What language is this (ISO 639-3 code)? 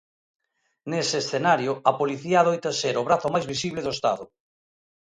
glg